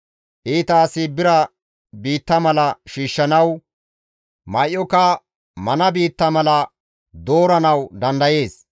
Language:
Gamo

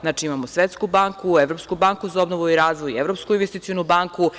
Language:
Serbian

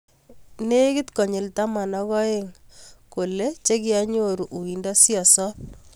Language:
Kalenjin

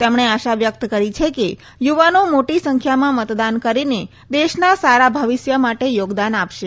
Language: Gujarati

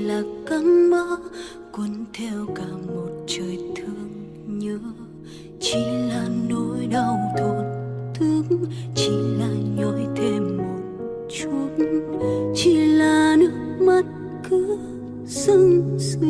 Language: Vietnamese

